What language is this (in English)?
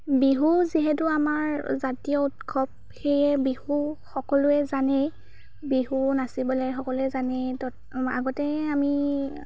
Assamese